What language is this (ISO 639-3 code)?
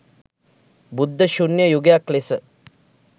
sin